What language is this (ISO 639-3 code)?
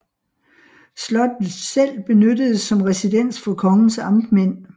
dan